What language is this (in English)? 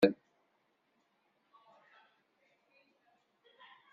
Kabyle